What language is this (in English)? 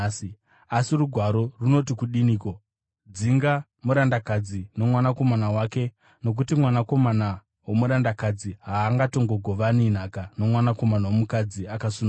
Shona